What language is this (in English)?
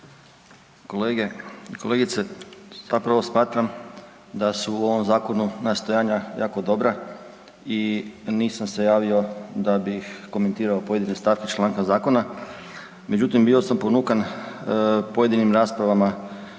Croatian